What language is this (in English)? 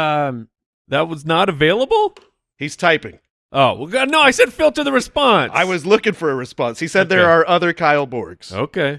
English